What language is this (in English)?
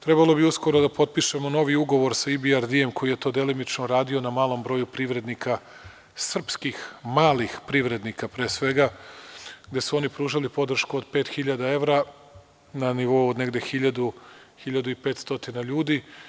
Serbian